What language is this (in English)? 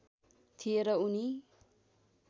Nepali